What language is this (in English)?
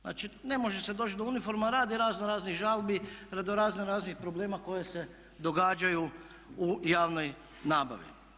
Croatian